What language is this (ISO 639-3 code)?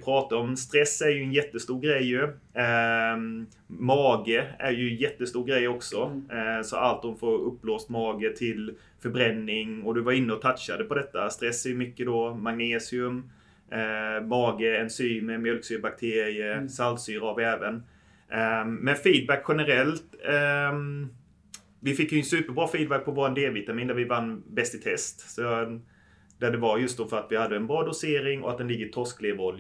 swe